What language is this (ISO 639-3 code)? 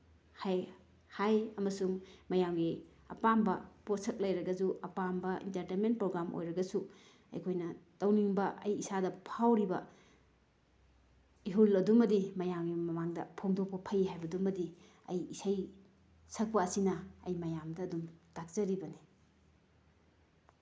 mni